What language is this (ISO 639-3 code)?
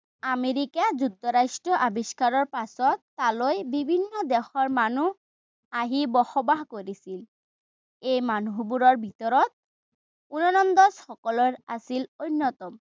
asm